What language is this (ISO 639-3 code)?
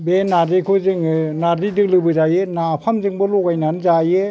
brx